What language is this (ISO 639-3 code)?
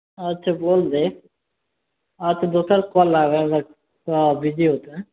mai